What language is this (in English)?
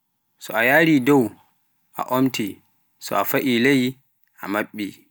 Pular